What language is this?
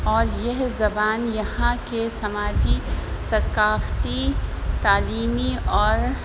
Urdu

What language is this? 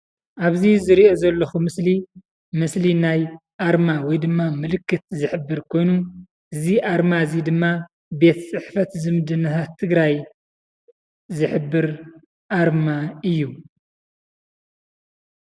Tigrinya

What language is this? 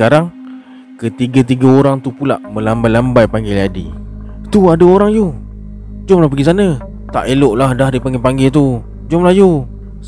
Malay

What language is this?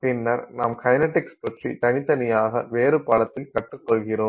Tamil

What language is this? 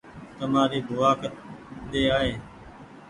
Goaria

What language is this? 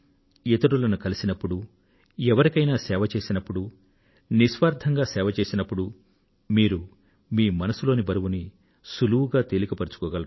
Telugu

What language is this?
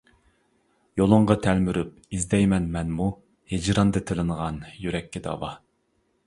Uyghur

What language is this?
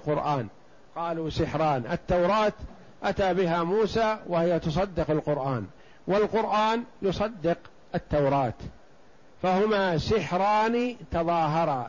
Arabic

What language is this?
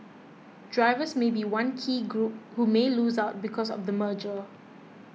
English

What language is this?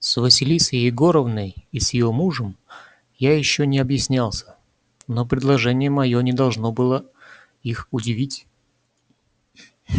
Russian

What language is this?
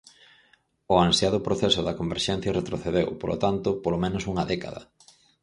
Galician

